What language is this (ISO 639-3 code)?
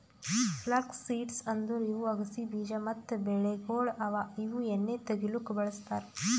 kan